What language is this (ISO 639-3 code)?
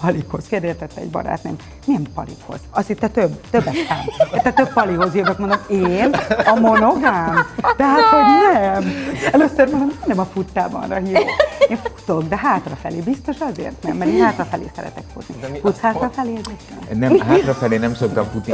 hun